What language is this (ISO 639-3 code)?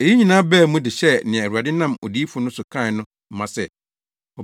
aka